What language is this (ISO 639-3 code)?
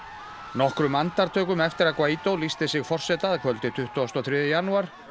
isl